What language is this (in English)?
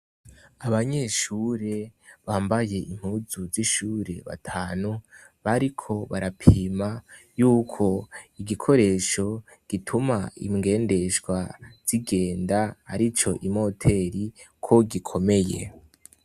Rundi